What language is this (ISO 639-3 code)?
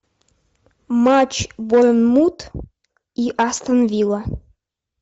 rus